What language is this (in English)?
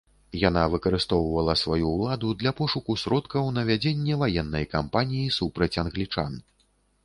Belarusian